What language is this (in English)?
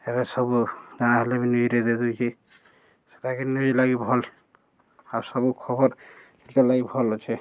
Odia